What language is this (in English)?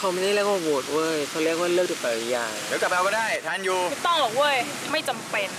Thai